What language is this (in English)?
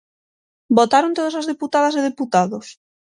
Galician